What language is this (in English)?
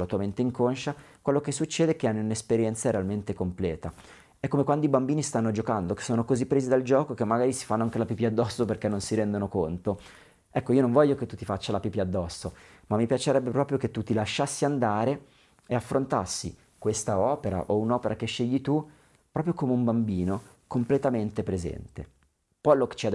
Italian